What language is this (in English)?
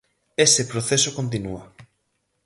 Galician